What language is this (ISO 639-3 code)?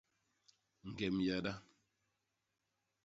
bas